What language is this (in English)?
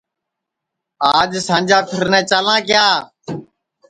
Sansi